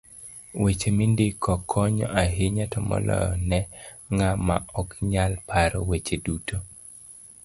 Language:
Luo (Kenya and Tanzania)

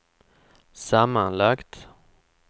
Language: Swedish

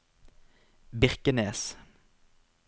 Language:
Norwegian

